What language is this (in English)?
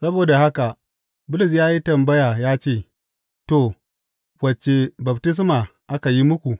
Hausa